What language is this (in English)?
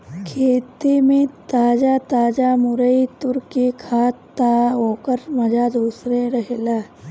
Bhojpuri